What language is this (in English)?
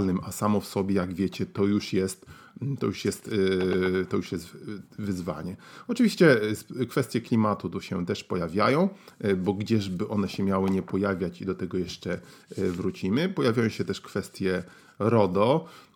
Polish